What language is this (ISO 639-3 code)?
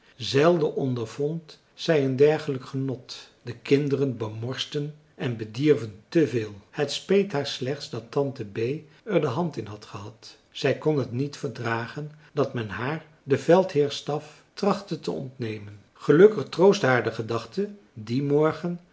nld